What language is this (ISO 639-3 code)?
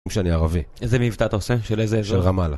heb